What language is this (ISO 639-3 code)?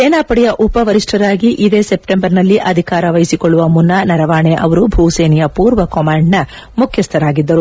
kan